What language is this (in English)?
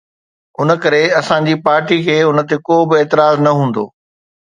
Sindhi